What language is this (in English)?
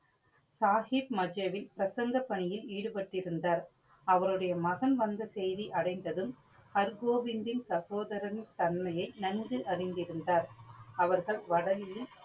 Tamil